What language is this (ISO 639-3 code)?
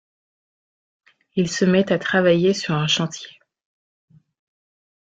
fra